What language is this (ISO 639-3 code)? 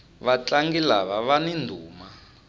tso